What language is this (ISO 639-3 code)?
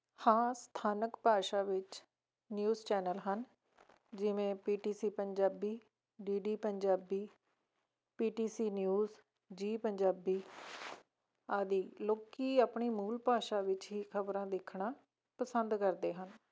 pan